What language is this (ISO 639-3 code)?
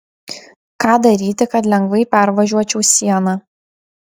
lit